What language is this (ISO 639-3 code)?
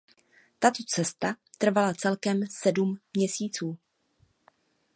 ces